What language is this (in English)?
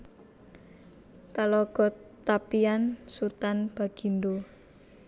Javanese